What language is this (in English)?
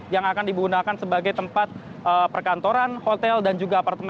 Indonesian